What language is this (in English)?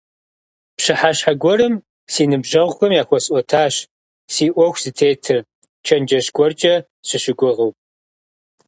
Kabardian